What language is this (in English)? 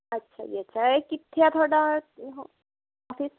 Punjabi